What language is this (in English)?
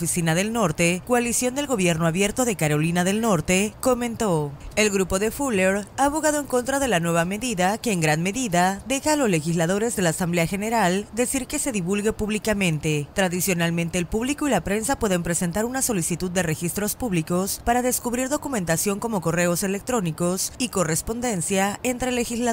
Spanish